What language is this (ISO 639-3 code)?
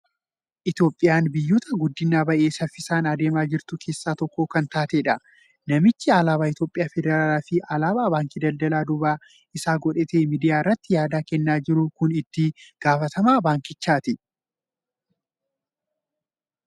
orm